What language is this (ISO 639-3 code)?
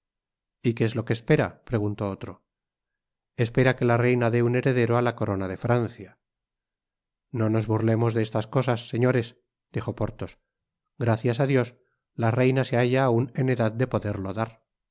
spa